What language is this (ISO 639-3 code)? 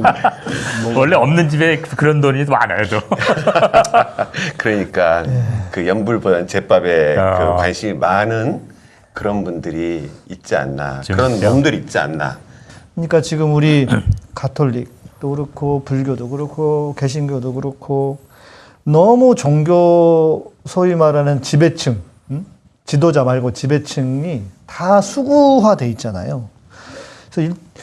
kor